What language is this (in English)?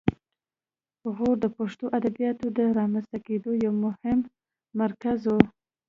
Pashto